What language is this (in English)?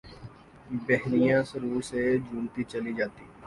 Urdu